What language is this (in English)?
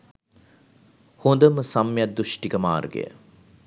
Sinhala